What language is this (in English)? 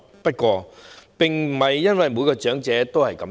Cantonese